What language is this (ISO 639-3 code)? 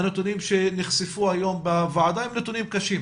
heb